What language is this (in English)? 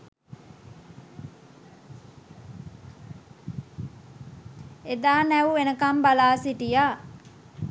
Sinhala